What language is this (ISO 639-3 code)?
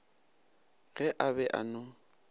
nso